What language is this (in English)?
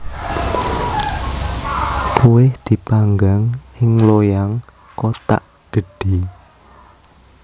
Javanese